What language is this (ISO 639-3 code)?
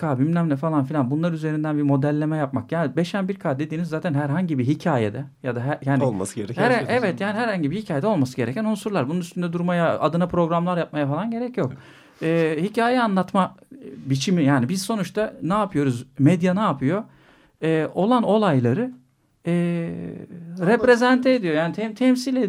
tur